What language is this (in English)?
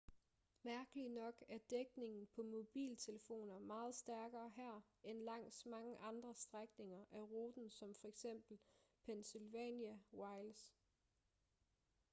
Danish